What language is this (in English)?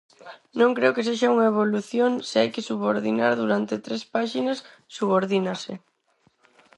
Galician